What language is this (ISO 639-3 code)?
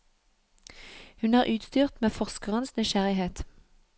nor